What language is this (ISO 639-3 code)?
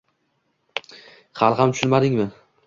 uzb